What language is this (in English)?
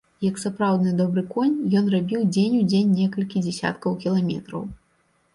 Belarusian